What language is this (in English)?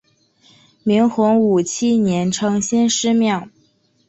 Chinese